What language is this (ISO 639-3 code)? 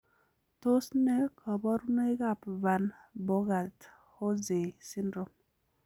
kln